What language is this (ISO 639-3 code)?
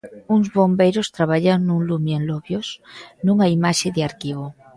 glg